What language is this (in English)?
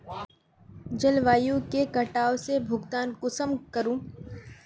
Magahi